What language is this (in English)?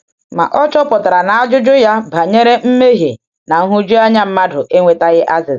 Igbo